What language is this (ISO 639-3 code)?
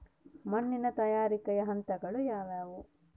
kan